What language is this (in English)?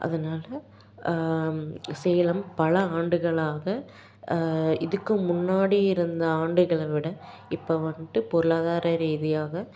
Tamil